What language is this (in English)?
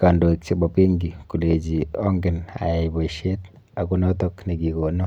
Kalenjin